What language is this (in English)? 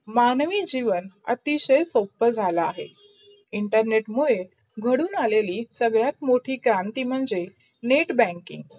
Marathi